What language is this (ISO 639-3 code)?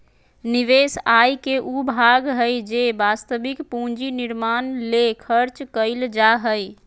mag